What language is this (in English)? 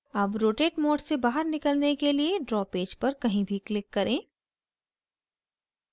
Hindi